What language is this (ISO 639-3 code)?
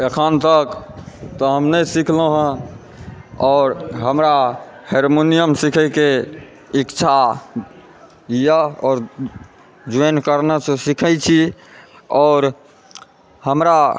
mai